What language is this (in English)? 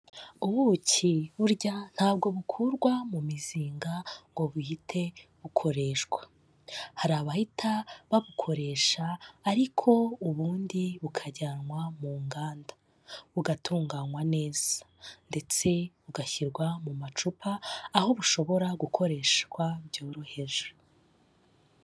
Kinyarwanda